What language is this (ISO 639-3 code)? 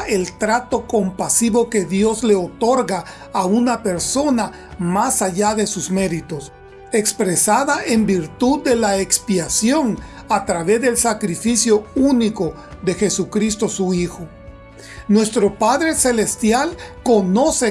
spa